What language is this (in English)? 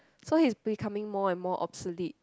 English